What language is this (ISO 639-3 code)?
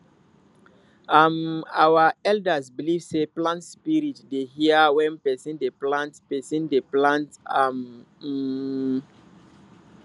pcm